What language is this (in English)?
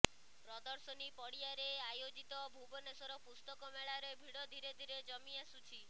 Odia